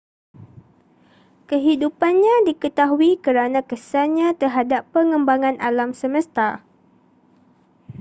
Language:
Malay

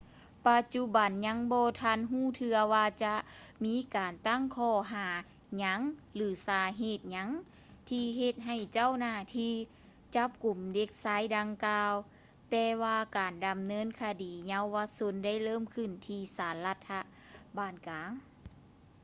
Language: Lao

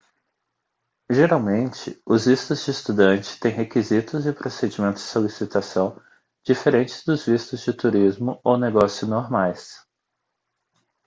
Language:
Portuguese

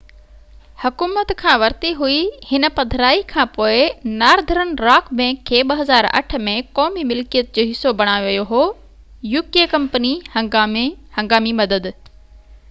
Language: Sindhi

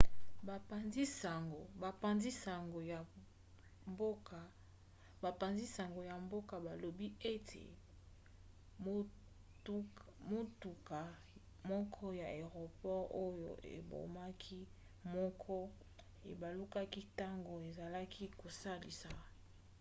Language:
Lingala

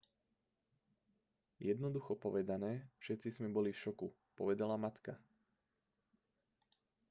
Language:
Slovak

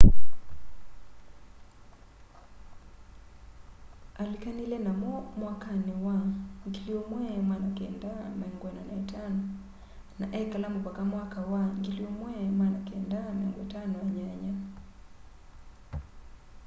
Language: Kamba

